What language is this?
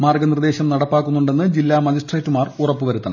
Malayalam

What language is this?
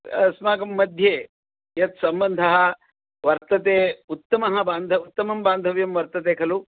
Sanskrit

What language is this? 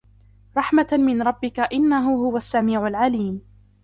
Arabic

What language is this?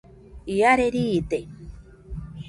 Nüpode Huitoto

